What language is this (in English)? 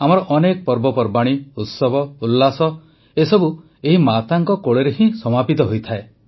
Odia